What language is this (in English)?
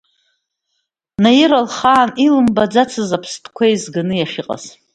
Abkhazian